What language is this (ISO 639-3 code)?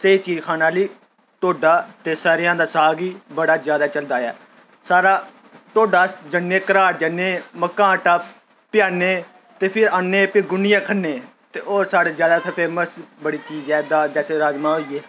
doi